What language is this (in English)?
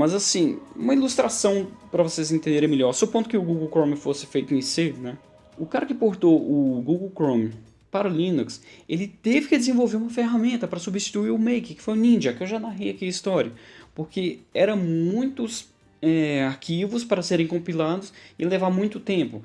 Portuguese